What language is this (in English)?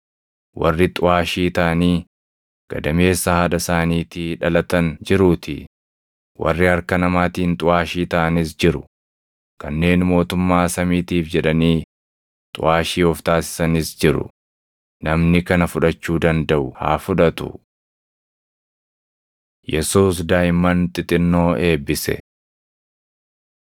Oromo